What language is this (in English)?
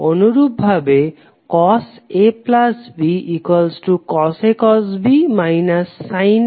Bangla